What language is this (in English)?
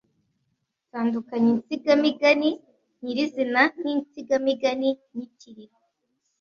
Kinyarwanda